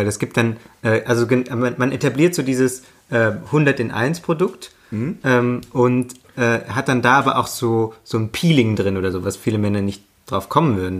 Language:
German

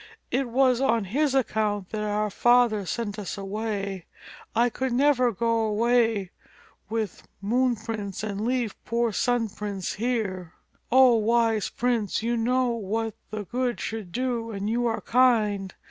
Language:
English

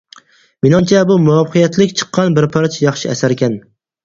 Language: Uyghur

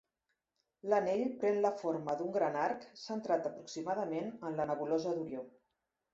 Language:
Catalan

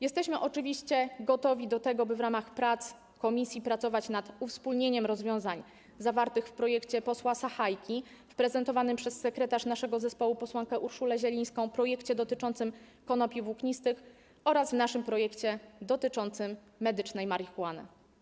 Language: Polish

